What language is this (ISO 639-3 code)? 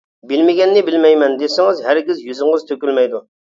uig